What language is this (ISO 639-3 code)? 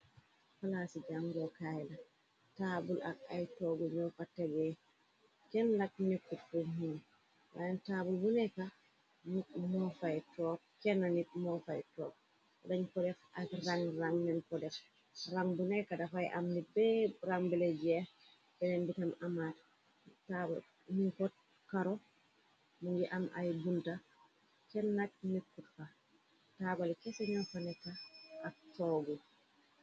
wol